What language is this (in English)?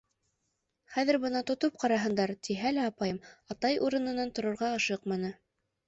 Bashkir